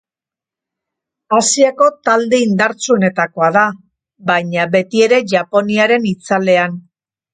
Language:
Basque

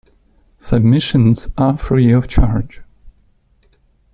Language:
English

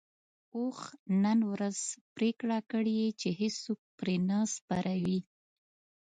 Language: Pashto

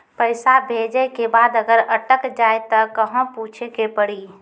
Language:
Maithili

